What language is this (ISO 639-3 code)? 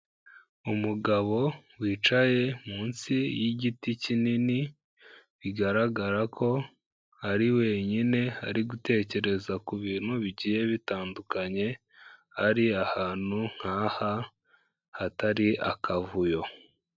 kin